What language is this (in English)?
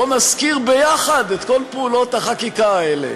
Hebrew